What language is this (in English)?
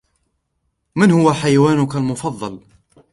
Arabic